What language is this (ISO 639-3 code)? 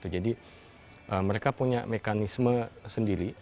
ind